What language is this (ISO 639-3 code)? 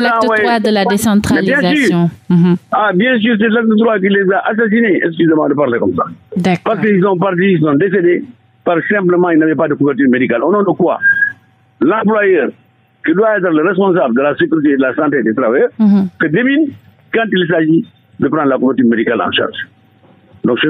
fra